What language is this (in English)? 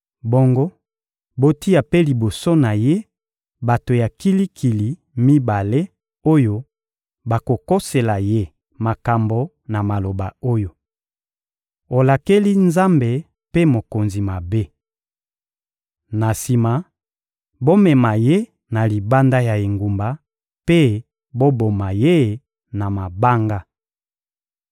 Lingala